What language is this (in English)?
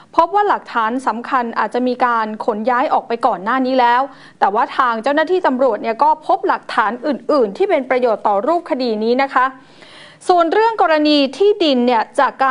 Thai